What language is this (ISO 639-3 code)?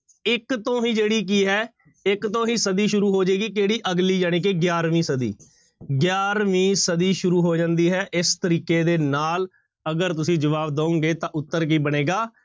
pan